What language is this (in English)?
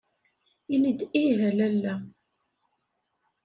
Kabyle